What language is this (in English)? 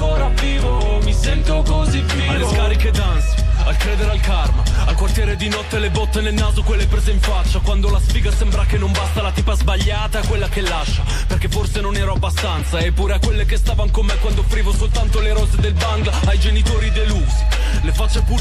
Italian